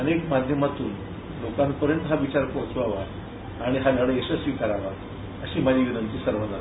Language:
Marathi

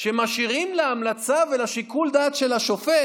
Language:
Hebrew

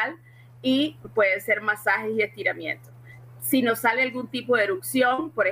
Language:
Spanish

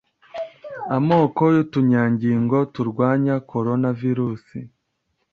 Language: Kinyarwanda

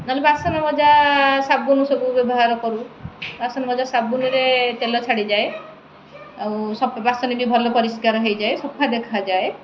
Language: Odia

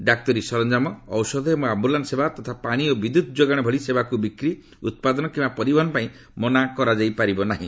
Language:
Odia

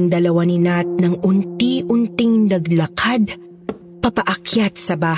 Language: Filipino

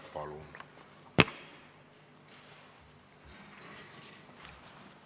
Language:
Estonian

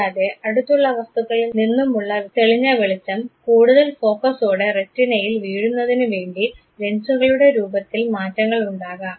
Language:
Malayalam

